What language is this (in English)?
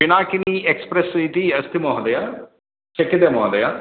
Sanskrit